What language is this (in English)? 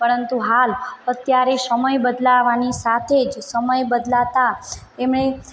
Gujarati